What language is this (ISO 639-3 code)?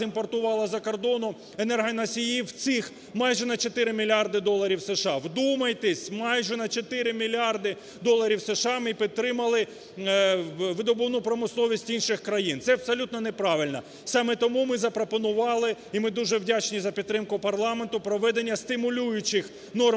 ukr